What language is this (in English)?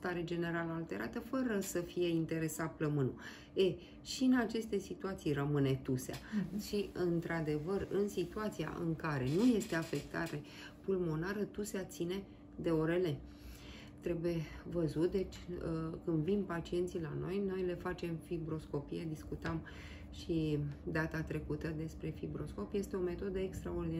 Romanian